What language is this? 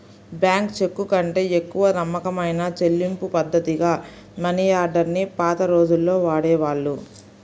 Telugu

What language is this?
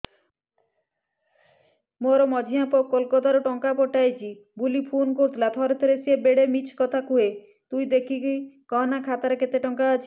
Odia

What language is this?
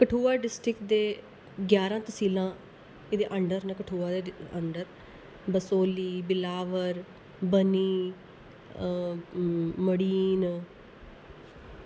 Dogri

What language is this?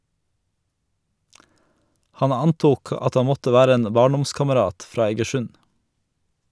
Norwegian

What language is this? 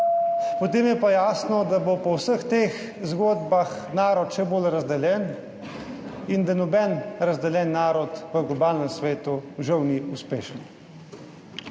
Slovenian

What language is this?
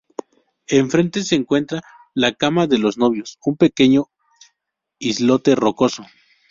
Spanish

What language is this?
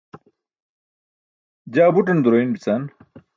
Burushaski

